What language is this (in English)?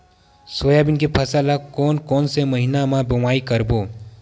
Chhattisgarhi